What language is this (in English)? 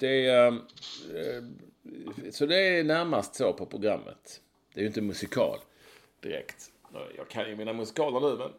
Swedish